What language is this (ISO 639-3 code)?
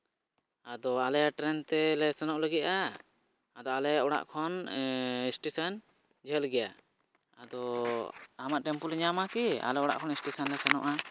sat